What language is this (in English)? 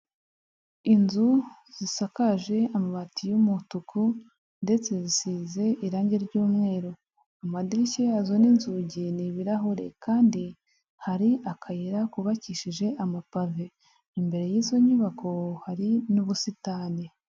Kinyarwanda